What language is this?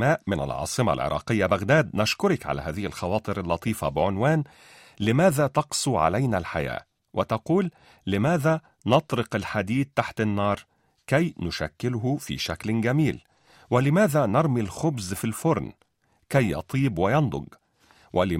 Arabic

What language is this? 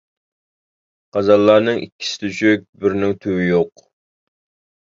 Uyghur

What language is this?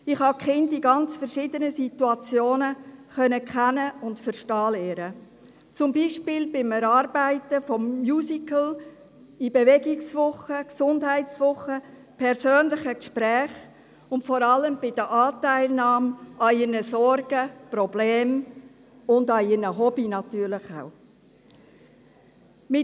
Swiss German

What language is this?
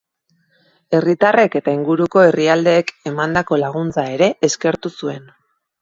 Basque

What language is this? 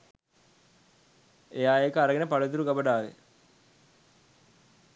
Sinhala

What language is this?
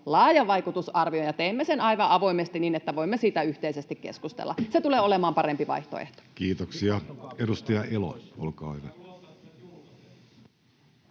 Finnish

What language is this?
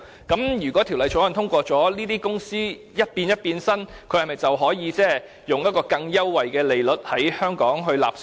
Cantonese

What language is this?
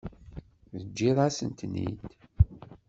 Kabyle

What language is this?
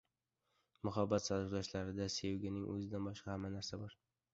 Uzbek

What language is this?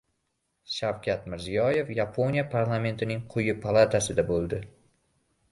Uzbek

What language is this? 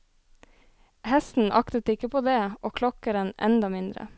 Norwegian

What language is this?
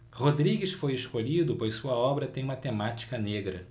Portuguese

